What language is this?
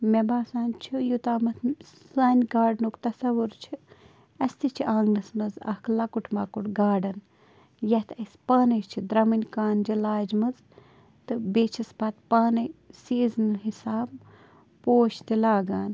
Kashmiri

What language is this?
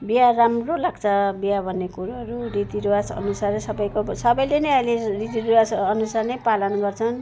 Nepali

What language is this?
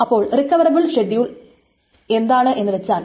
Malayalam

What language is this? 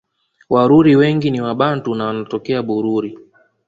Swahili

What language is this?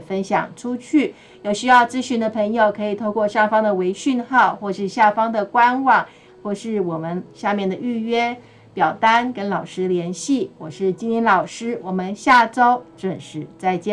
Chinese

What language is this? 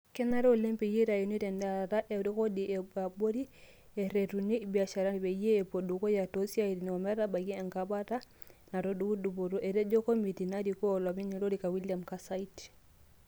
Masai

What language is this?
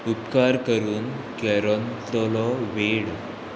Konkani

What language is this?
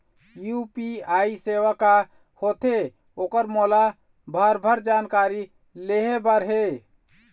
Chhattisgarhi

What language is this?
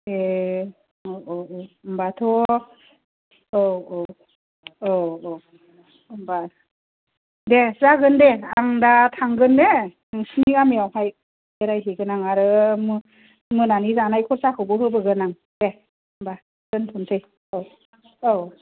Bodo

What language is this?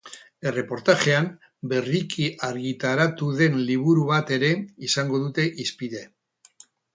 Basque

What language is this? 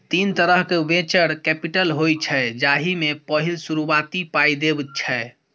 Maithili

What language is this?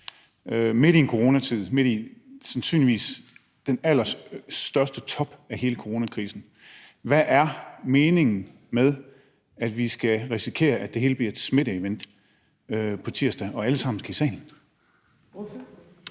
Danish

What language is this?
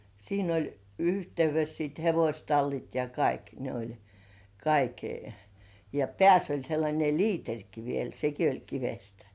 Finnish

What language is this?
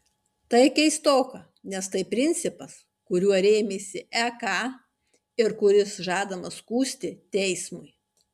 Lithuanian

